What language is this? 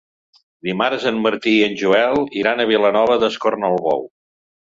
Catalan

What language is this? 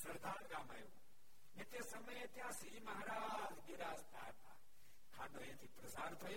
Gujarati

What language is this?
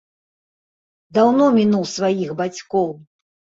Belarusian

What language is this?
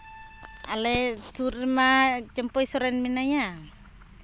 Santali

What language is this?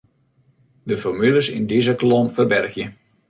Western Frisian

